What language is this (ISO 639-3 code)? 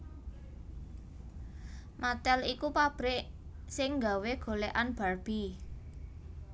jav